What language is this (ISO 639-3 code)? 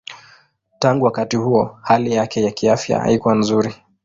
swa